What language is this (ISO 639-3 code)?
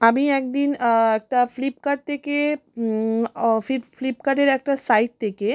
ben